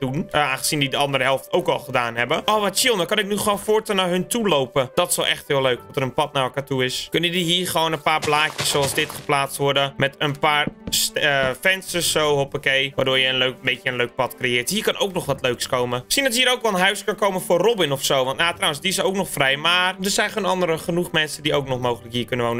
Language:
Dutch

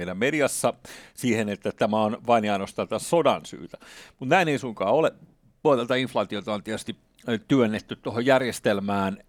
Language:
Finnish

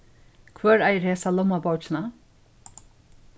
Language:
Faroese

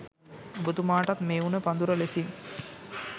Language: Sinhala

